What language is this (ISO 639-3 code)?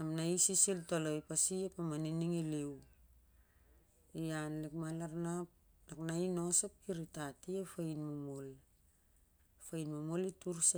sjr